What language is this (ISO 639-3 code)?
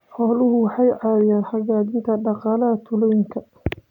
som